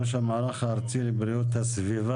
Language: Hebrew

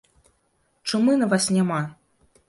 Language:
Belarusian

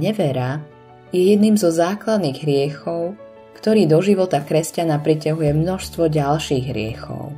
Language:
Slovak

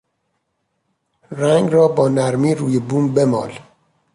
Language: Persian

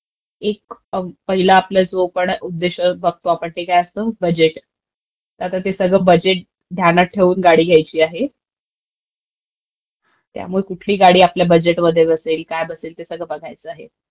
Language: Marathi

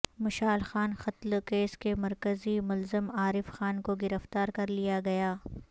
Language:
Urdu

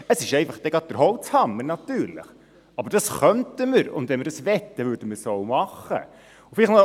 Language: Swiss German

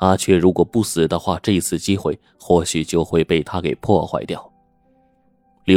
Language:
Chinese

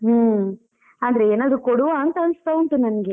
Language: Kannada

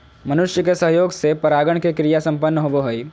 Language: Magahi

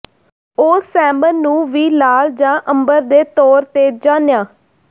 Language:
Punjabi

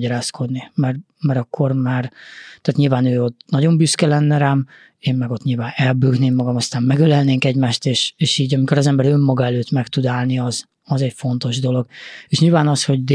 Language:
Hungarian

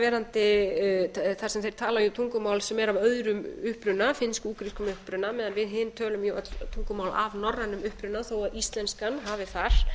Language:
Icelandic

